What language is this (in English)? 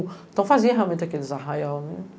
Portuguese